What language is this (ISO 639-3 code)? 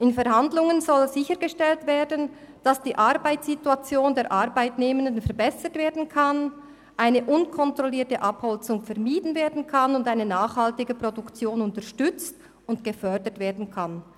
gsw